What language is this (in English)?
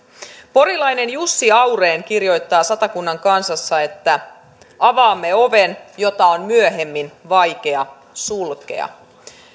Finnish